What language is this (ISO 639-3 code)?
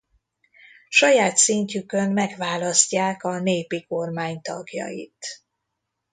hun